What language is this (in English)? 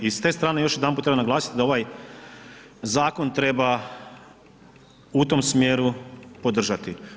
Croatian